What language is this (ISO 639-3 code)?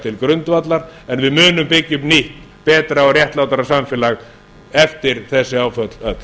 isl